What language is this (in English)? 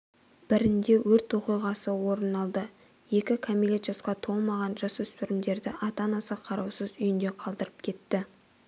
Kazakh